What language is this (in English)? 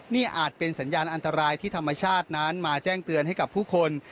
Thai